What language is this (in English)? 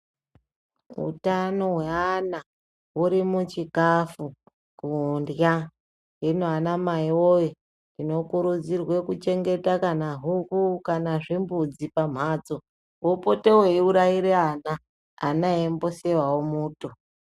Ndau